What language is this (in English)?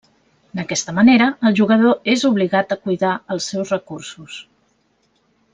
Catalan